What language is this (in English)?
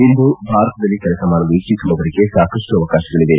Kannada